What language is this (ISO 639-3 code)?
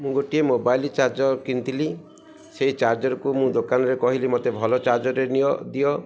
ori